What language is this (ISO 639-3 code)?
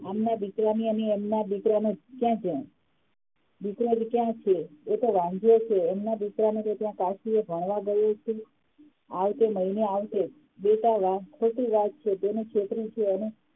guj